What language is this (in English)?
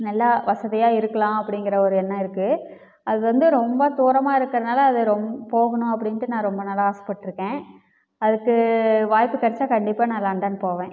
Tamil